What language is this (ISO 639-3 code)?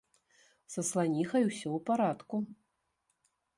bel